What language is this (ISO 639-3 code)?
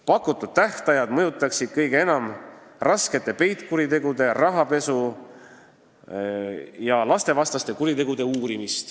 est